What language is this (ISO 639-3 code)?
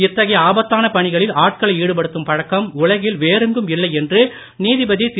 tam